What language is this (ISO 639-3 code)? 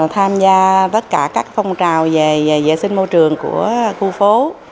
vie